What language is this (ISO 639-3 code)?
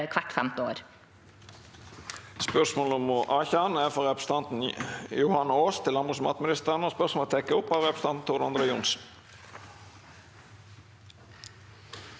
nor